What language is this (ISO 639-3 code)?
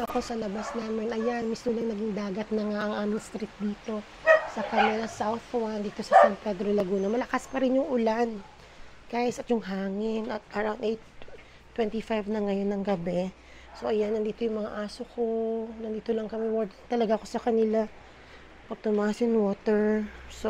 fil